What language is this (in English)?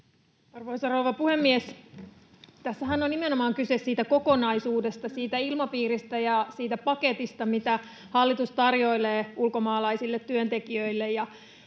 Finnish